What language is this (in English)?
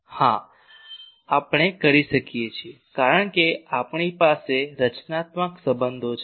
Gujarati